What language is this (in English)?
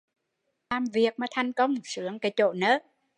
Vietnamese